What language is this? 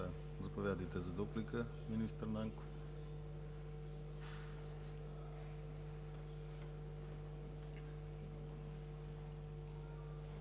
Bulgarian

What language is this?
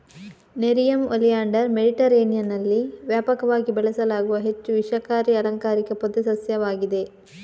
Kannada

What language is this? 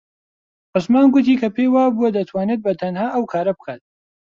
Central Kurdish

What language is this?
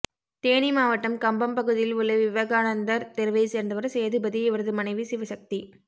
Tamil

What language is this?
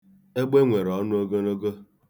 Igbo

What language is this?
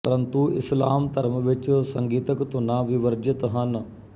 Punjabi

